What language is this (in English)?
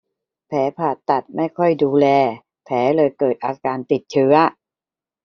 Thai